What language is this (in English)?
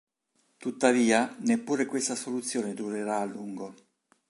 Italian